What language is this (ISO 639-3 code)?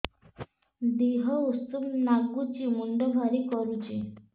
ori